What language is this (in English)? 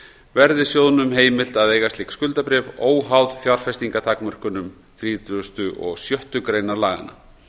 Icelandic